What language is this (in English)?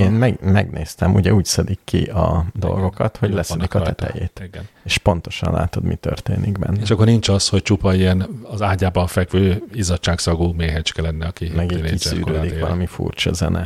Hungarian